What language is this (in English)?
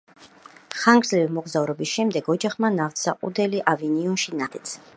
Georgian